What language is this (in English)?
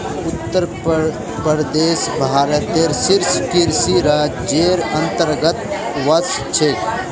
Magahi